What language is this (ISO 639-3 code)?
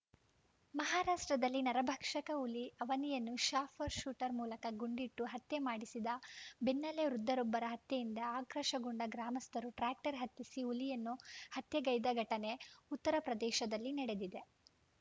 kan